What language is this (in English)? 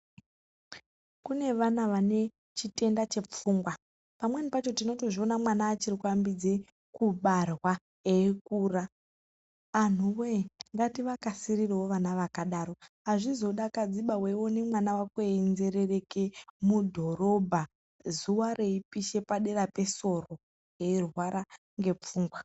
Ndau